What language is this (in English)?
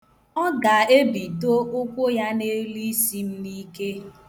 Igbo